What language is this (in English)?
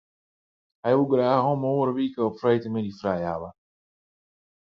Western Frisian